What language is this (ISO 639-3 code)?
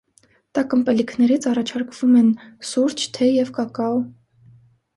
hye